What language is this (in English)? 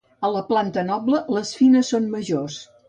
Catalan